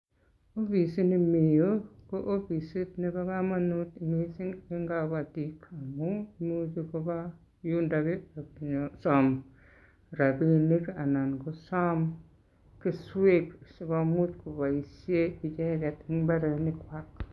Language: Kalenjin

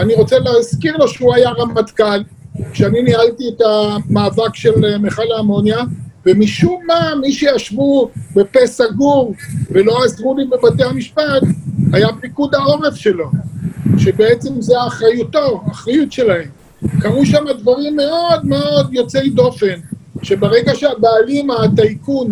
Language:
Hebrew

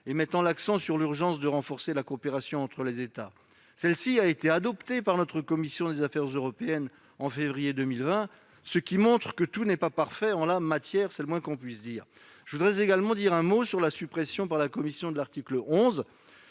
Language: French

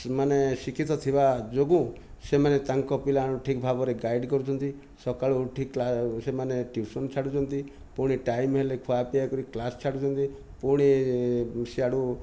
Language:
Odia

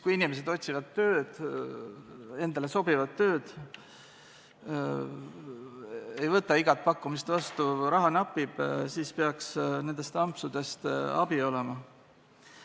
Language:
Estonian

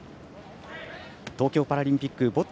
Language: Japanese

